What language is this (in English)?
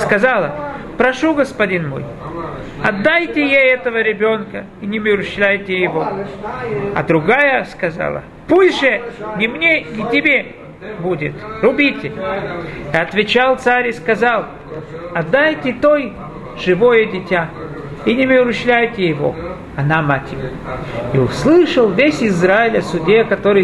Russian